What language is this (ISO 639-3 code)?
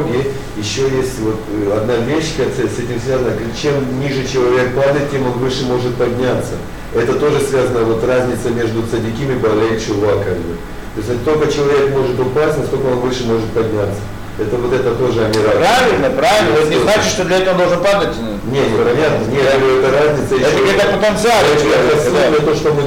rus